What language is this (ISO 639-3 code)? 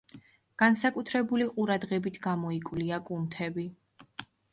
kat